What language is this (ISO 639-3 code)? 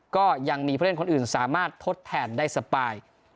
tha